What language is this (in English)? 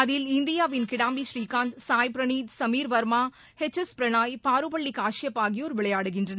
Tamil